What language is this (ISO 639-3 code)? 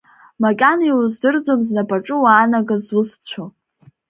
abk